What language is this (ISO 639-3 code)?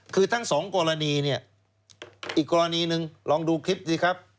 tha